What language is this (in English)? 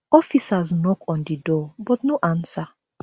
Nigerian Pidgin